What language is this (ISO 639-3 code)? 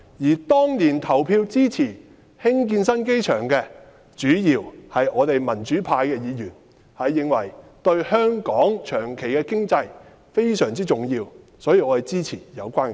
yue